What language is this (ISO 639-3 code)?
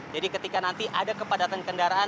ind